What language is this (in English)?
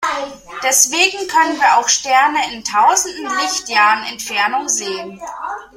German